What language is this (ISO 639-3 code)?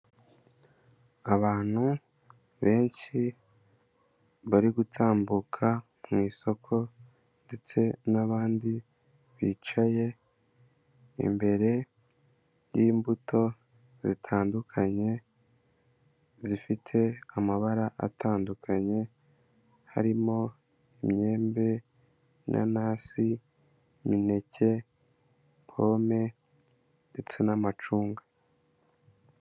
kin